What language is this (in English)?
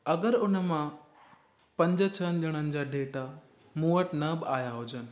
Sindhi